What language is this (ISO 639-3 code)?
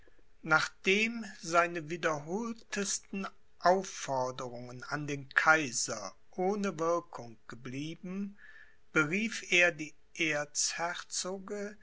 deu